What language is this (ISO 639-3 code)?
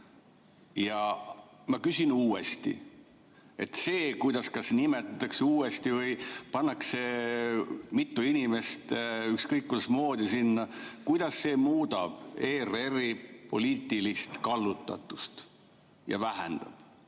est